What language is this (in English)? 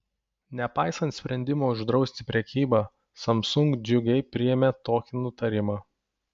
Lithuanian